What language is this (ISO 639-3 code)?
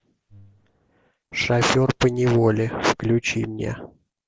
rus